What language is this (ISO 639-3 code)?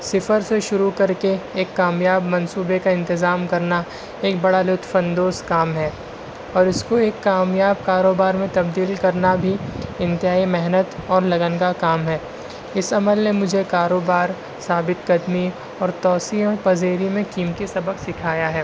urd